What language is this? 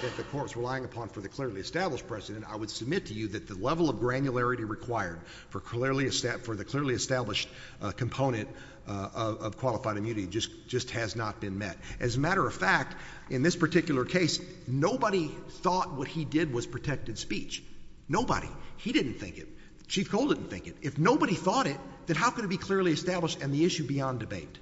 English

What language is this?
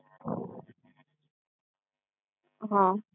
Gujarati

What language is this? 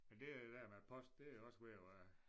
Danish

